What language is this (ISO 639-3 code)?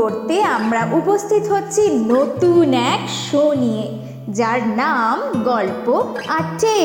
ben